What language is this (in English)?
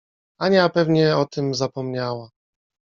Polish